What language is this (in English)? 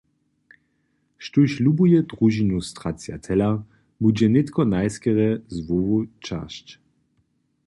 Upper Sorbian